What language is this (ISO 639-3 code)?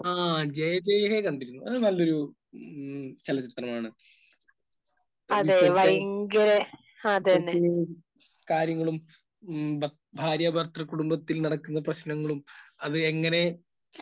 mal